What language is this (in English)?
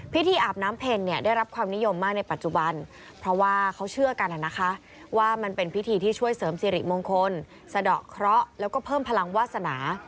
Thai